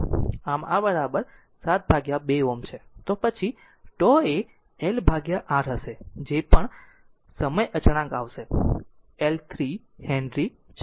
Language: Gujarati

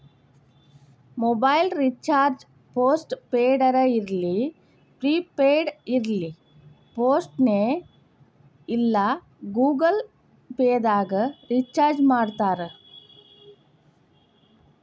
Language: Kannada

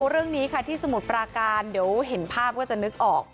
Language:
Thai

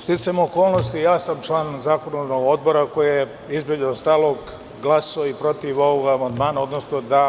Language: Serbian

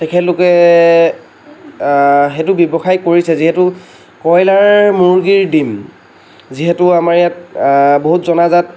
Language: Assamese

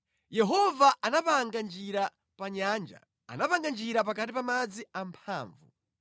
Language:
Nyanja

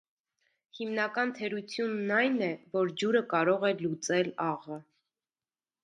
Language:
Armenian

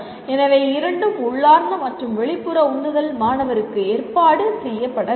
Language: Tamil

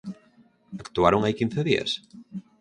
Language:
Galician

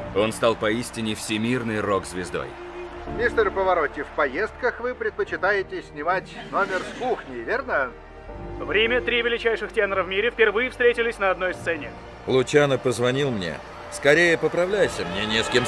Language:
Russian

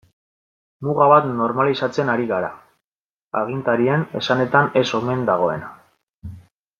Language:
Basque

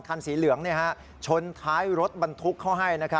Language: Thai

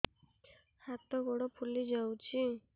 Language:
Odia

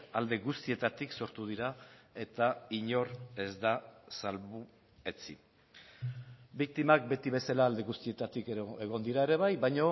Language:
Basque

